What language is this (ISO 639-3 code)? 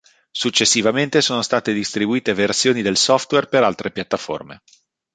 ita